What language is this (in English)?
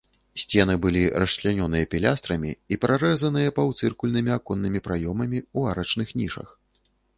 Belarusian